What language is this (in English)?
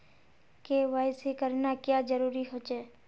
Magahi